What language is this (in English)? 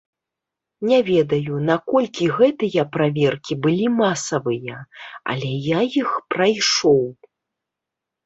Belarusian